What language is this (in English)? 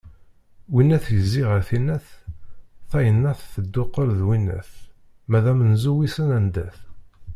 Kabyle